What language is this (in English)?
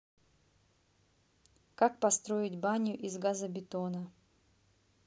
Russian